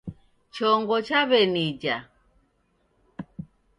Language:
Taita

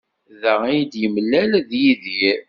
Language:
Kabyle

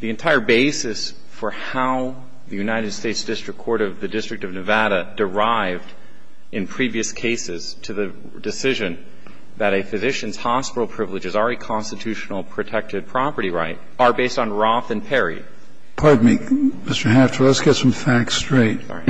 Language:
English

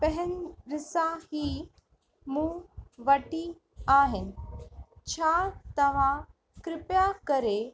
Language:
Sindhi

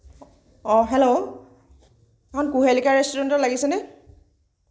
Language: Assamese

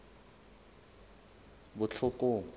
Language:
Southern Sotho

